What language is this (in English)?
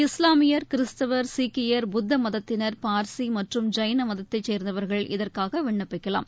Tamil